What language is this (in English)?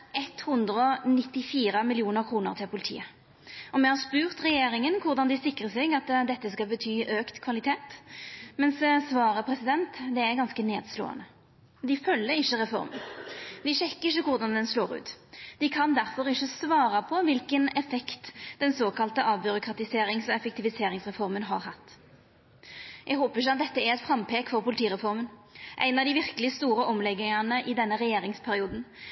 Norwegian Nynorsk